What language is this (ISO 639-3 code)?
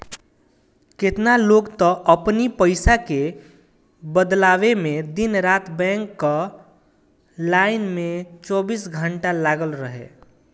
bho